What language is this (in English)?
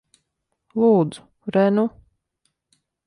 Latvian